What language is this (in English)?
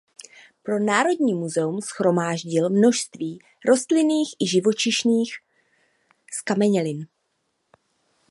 Czech